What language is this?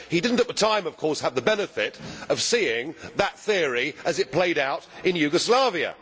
English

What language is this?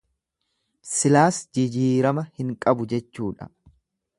Oromo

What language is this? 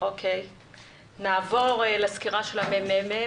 Hebrew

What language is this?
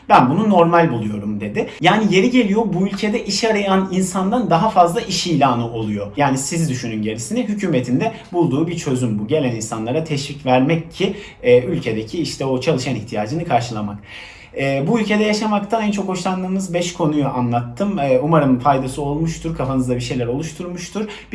Turkish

